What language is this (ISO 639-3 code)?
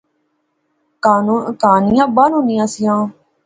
phr